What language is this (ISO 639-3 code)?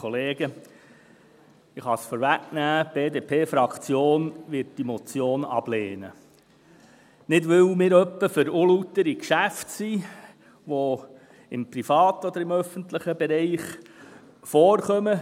gsw